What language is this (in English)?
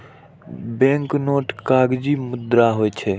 Maithili